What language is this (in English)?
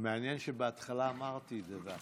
Hebrew